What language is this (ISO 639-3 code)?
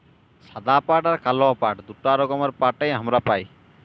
ben